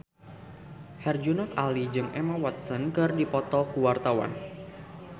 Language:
Sundanese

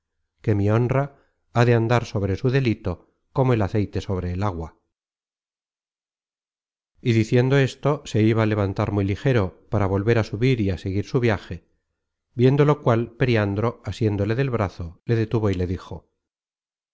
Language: Spanish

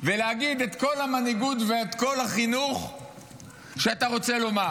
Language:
Hebrew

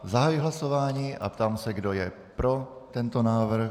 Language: Czech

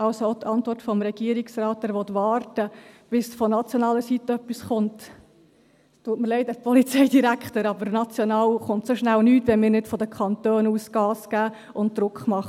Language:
Swiss German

